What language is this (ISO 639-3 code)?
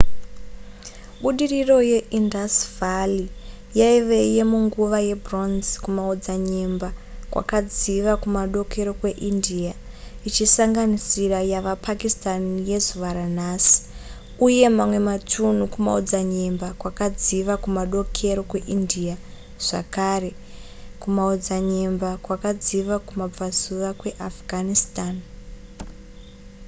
sna